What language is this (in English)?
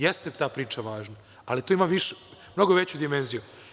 Serbian